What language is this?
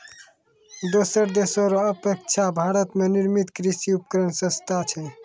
Maithili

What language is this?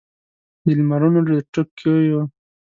Pashto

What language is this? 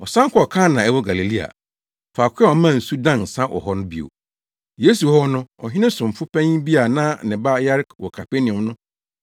Akan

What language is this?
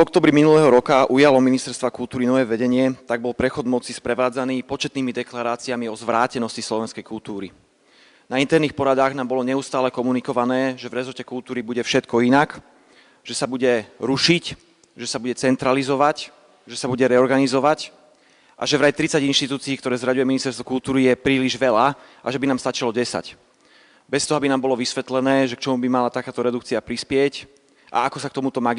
Slovak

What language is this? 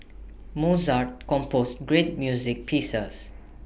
English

